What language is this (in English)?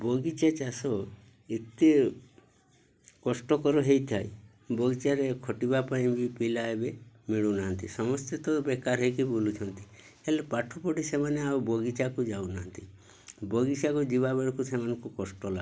Odia